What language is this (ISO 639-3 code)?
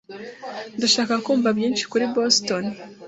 kin